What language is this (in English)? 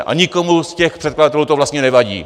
Czech